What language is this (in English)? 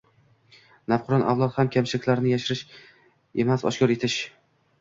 Uzbek